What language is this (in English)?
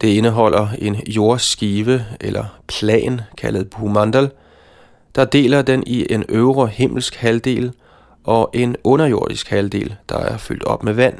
Danish